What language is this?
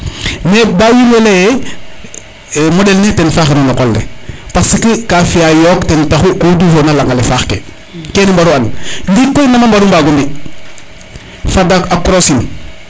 Serer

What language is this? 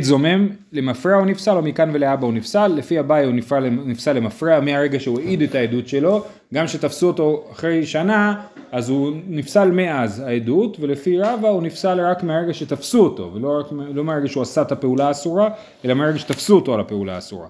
Hebrew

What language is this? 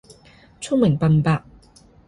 Cantonese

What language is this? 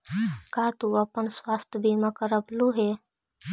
Magahi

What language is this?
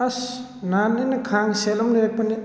Manipuri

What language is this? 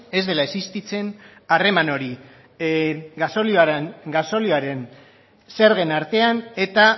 Basque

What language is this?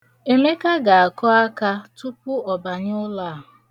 Igbo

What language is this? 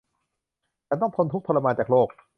Thai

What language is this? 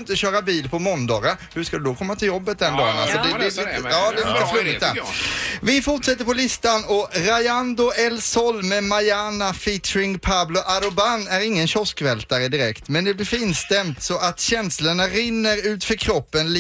Swedish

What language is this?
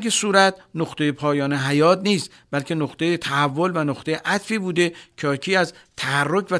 Persian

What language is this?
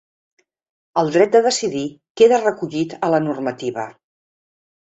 Catalan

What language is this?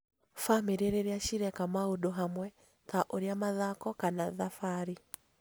Kikuyu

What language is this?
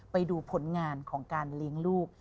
Thai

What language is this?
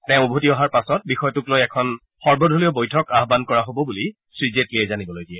Assamese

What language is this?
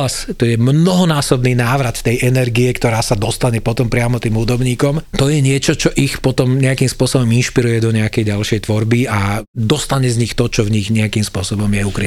Slovak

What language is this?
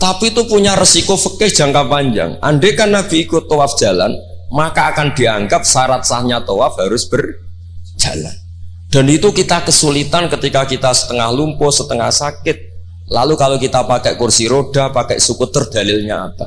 Indonesian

